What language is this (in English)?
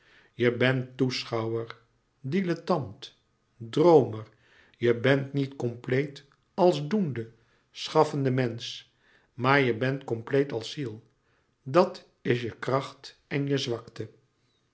Dutch